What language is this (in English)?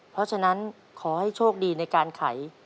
Thai